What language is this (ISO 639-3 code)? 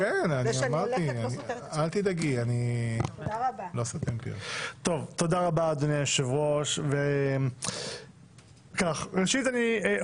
heb